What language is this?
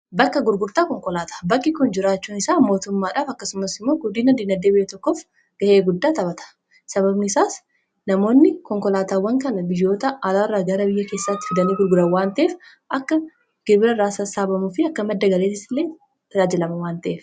Oromo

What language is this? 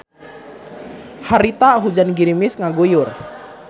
Sundanese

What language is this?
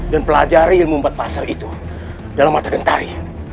Indonesian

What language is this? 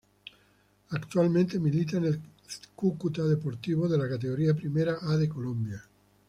Spanish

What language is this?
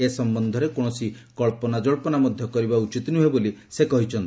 Odia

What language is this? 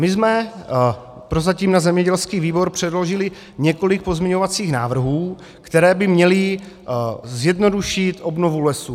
Czech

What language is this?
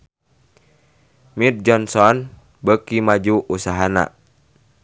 Sundanese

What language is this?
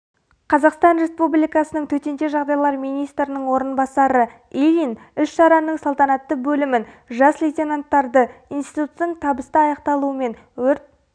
Kazakh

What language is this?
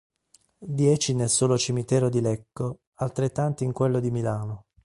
Italian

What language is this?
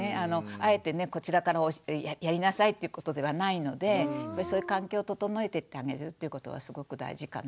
Japanese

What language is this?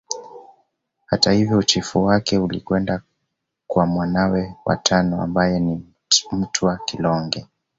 Swahili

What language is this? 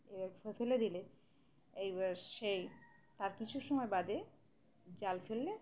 Bangla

